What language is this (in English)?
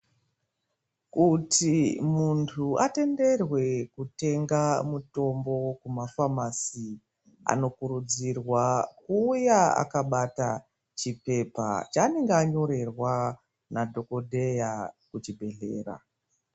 Ndau